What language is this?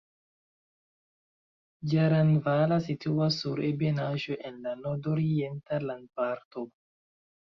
Esperanto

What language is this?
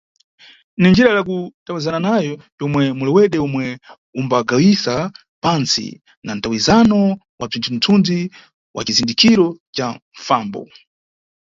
Nyungwe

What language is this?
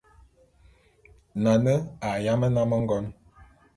Bulu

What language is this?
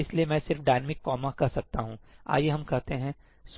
Hindi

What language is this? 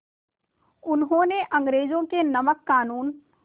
Hindi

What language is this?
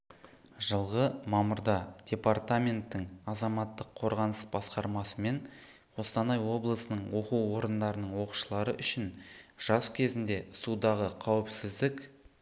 Kazakh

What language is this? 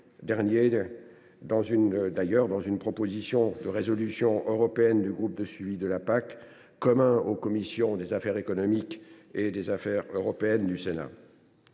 French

